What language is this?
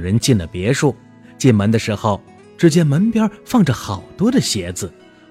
Chinese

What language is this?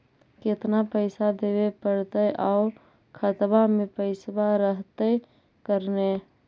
Magahi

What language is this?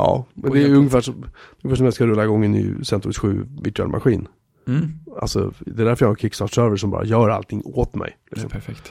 Swedish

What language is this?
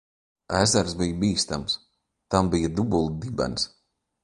Latvian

